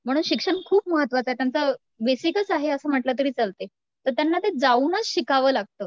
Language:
Marathi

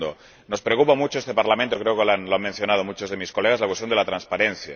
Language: Spanish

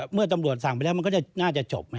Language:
Thai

